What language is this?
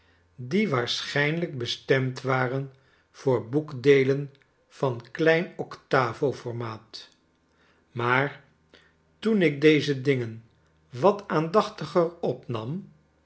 Dutch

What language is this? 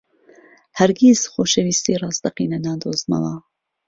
Central Kurdish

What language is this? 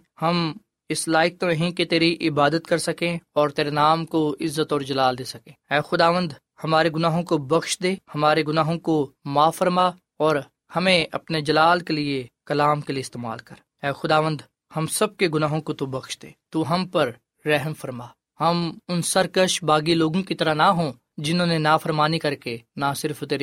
Urdu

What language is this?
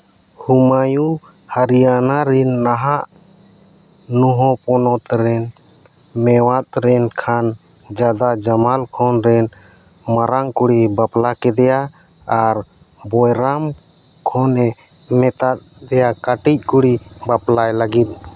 Santali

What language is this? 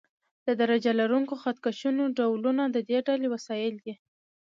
Pashto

